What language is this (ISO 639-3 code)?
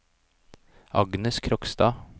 nor